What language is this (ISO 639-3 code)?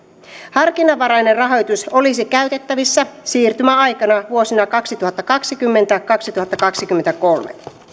fin